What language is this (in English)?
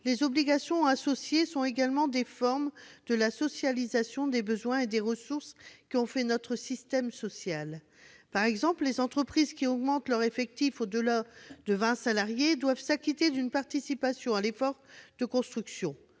French